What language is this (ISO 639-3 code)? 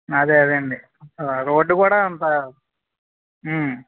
tel